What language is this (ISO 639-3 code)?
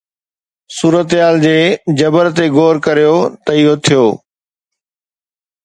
snd